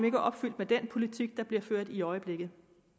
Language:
Danish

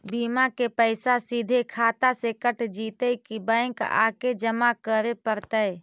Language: Magahi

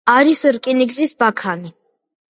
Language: Georgian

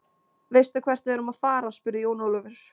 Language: Icelandic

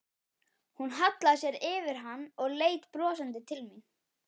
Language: Icelandic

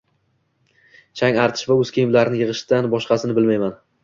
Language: Uzbek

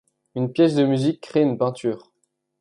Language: French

